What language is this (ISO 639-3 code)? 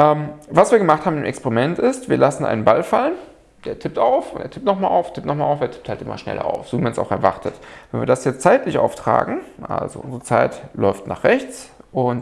deu